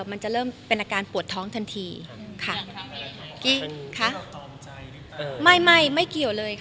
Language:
Thai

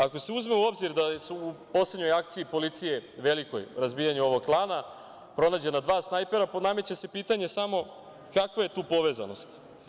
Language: Serbian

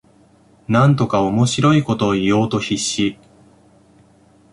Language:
Japanese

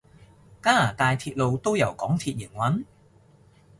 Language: Cantonese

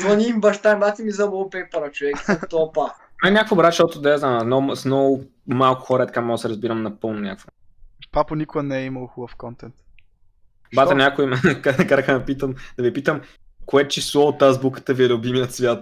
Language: Bulgarian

